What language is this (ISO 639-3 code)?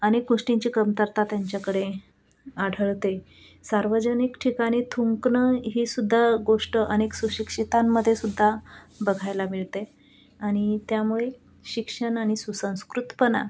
mar